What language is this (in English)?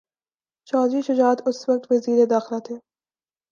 Urdu